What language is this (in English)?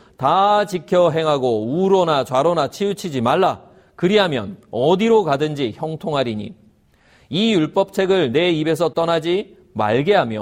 Korean